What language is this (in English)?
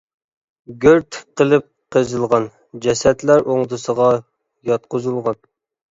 Uyghur